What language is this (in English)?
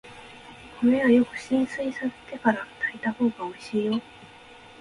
Japanese